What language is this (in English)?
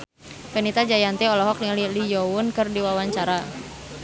Sundanese